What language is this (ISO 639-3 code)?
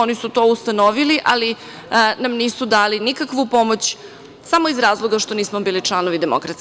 srp